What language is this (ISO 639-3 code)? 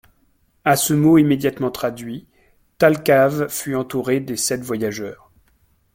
fra